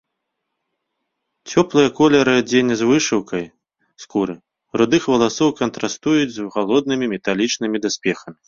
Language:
Belarusian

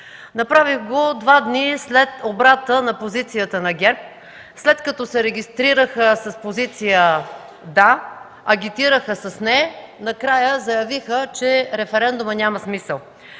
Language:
Bulgarian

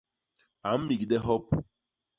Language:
Basaa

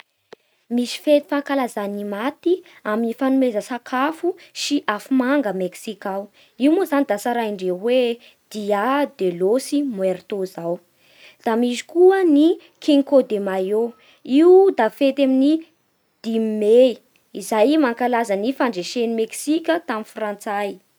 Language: Bara Malagasy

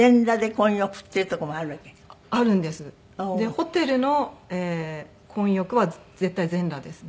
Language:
Japanese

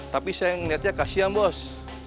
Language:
Indonesian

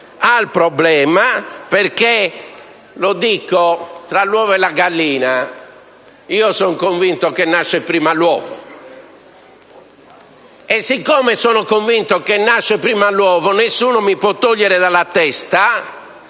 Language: Italian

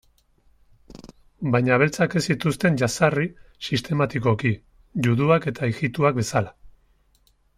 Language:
Basque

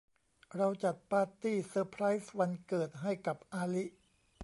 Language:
Thai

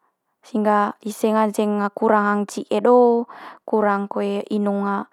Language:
Manggarai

